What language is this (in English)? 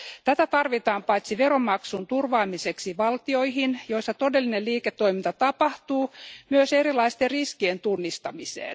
Finnish